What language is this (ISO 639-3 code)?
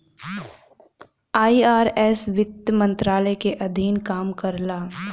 bho